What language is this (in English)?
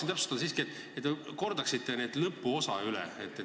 Estonian